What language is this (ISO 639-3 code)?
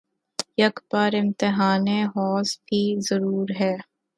urd